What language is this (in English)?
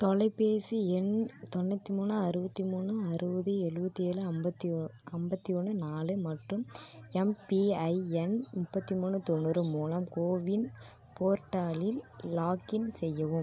Tamil